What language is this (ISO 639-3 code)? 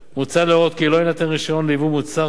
heb